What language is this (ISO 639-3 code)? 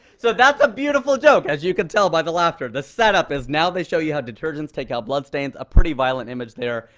eng